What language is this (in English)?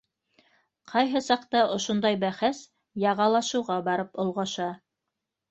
Bashkir